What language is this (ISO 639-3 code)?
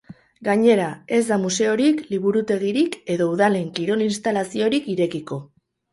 eus